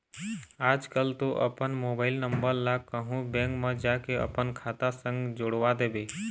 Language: Chhattisgarhi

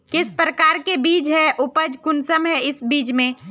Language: Magahi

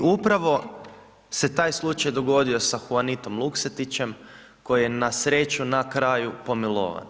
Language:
Croatian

